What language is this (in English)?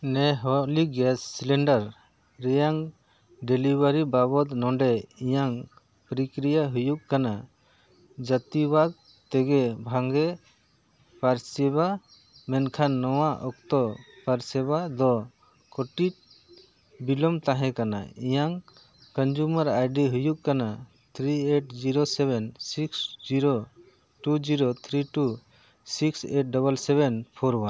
Santali